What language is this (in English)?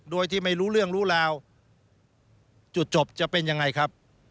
Thai